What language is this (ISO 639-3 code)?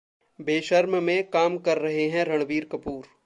hin